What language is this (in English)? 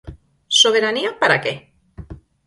Galician